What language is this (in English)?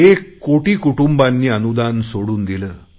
Marathi